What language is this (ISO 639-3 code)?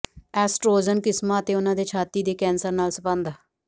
pan